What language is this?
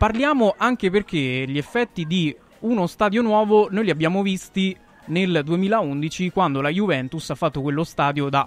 Italian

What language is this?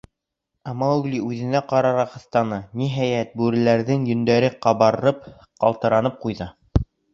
Bashkir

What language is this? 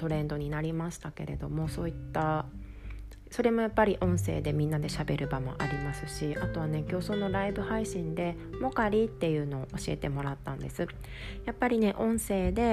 Japanese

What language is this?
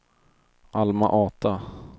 Swedish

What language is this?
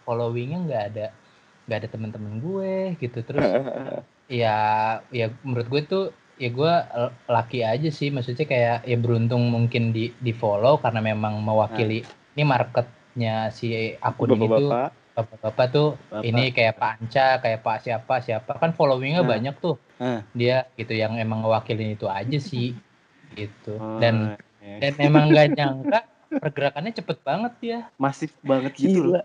Indonesian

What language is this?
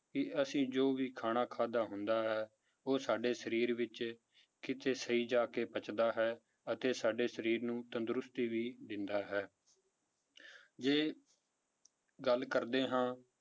Punjabi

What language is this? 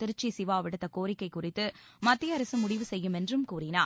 Tamil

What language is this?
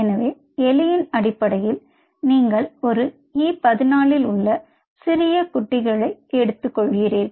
Tamil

